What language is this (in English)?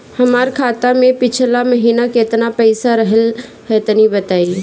Bhojpuri